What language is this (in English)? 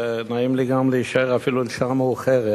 Hebrew